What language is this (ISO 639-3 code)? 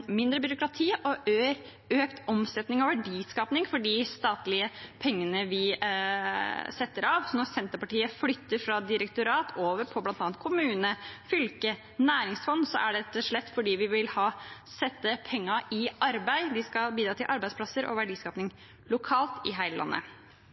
nob